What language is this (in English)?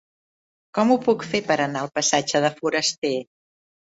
Catalan